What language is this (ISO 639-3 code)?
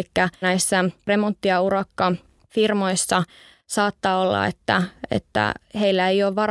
fin